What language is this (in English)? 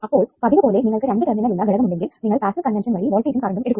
Malayalam